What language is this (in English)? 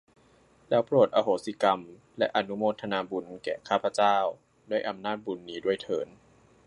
Thai